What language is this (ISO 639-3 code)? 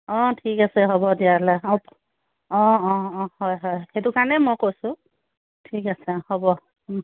asm